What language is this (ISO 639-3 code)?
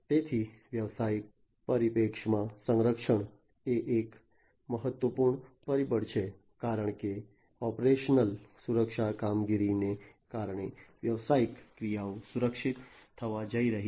guj